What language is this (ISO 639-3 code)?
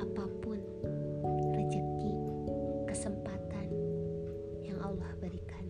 ind